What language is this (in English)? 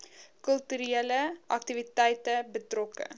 Afrikaans